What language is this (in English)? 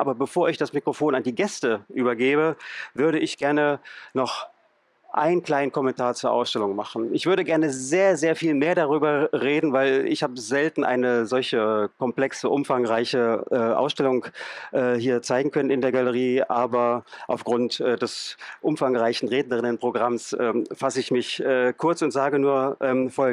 German